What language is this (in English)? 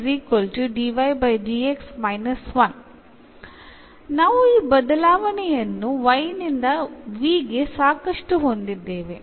Malayalam